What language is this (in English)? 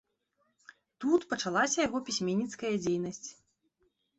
Belarusian